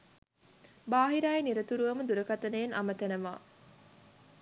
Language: Sinhala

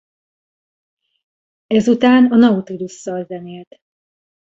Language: Hungarian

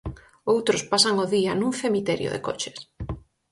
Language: Galician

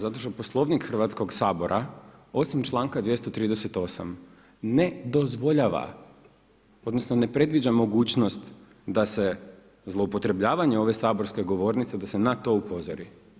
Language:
Croatian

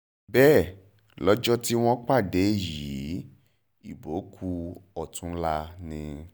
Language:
Yoruba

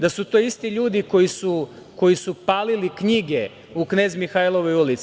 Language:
Serbian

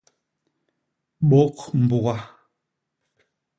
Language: Basaa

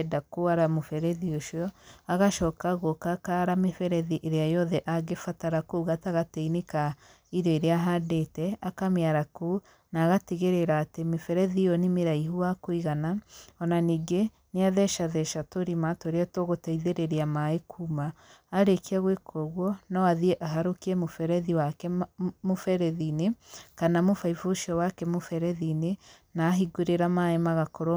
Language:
Kikuyu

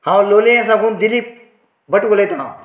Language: Konkani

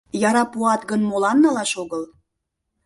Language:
Mari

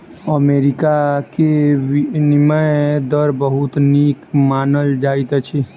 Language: Maithili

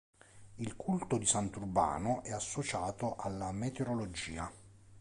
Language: Italian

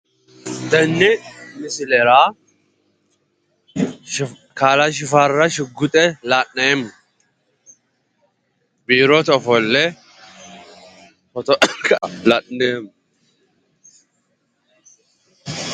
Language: Sidamo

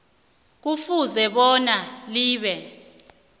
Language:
South Ndebele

